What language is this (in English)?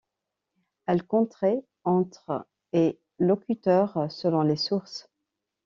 French